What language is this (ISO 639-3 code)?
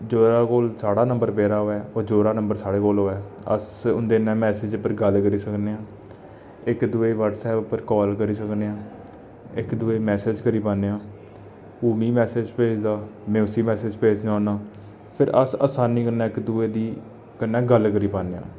doi